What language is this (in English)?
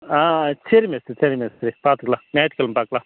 Tamil